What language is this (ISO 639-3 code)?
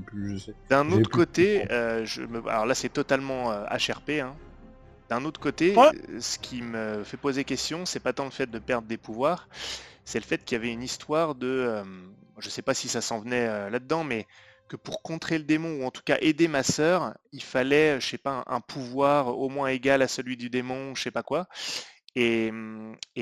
fra